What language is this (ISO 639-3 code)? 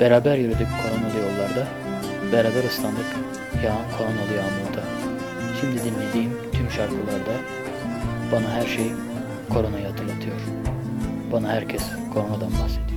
tur